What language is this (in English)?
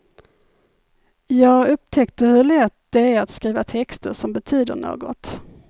Swedish